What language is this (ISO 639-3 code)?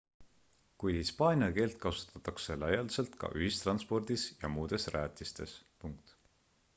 est